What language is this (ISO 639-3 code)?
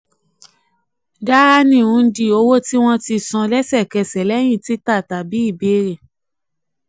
yor